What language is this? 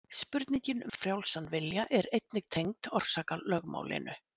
Icelandic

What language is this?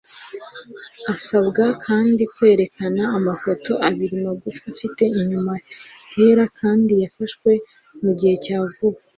Kinyarwanda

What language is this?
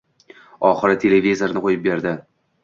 Uzbek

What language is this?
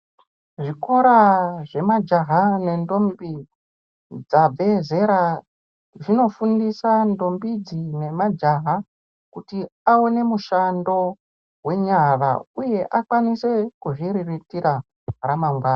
Ndau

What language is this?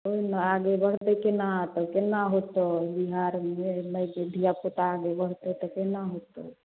Maithili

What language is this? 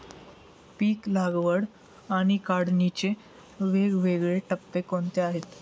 Marathi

